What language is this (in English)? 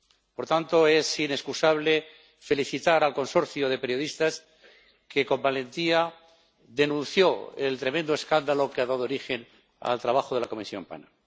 Spanish